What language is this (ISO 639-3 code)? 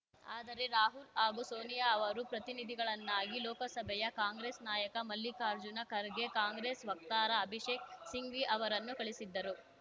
kan